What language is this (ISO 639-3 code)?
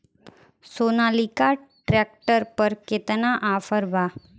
bho